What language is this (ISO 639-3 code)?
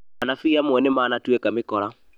kik